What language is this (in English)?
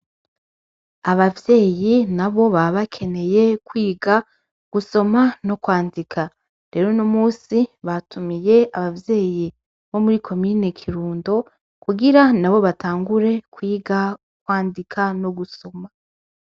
Rundi